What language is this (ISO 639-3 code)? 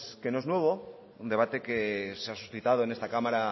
spa